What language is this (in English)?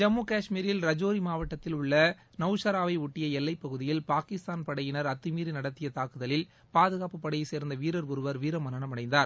Tamil